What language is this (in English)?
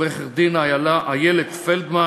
Hebrew